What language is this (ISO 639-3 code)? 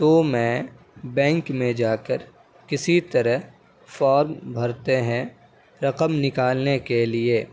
urd